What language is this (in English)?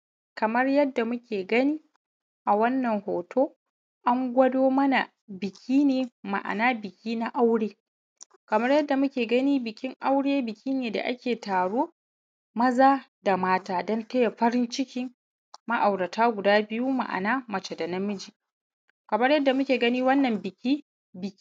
Hausa